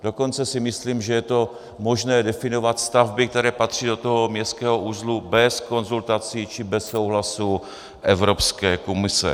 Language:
Czech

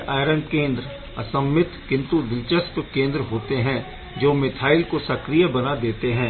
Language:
Hindi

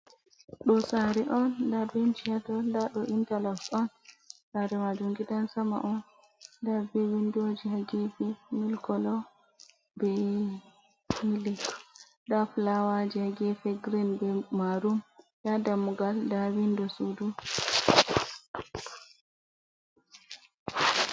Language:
Fula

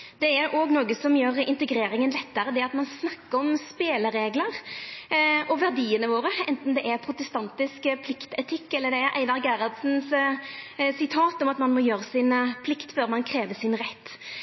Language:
Norwegian Nynorsk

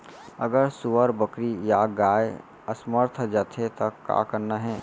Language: Chhattisgarhi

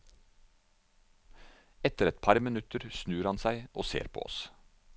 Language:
Norwegian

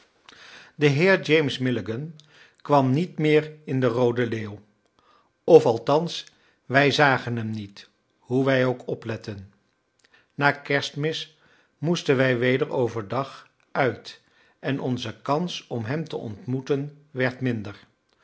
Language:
Dutch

